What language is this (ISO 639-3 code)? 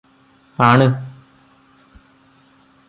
mal